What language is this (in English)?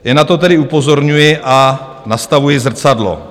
Czech